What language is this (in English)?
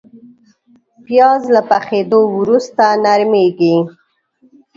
Pashto